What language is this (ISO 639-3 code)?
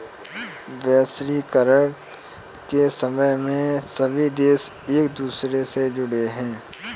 hin